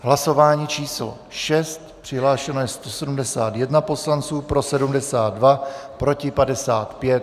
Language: Czech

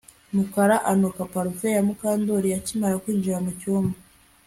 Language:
Kinyarwanda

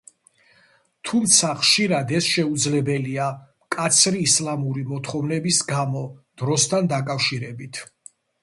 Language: Georgian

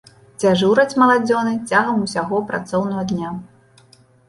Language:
Belarusian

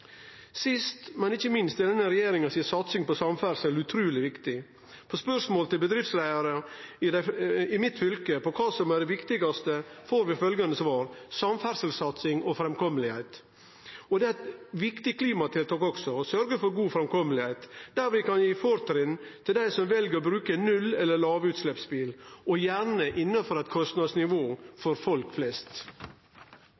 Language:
Norwegian Nynorsk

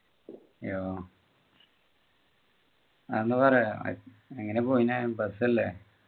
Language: Malayalam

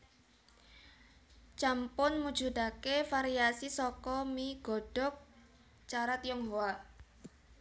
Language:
Javanese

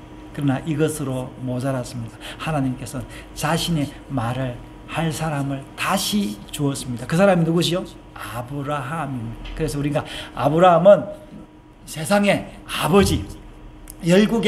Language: Korean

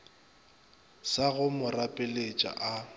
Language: Northern Sotho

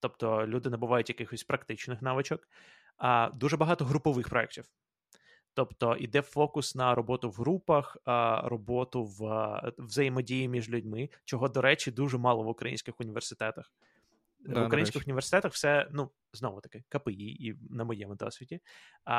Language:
Ukrainian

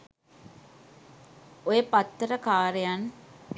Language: Sinhala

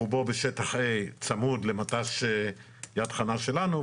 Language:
Hebrew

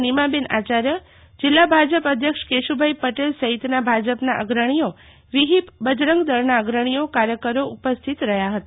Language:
Gujarati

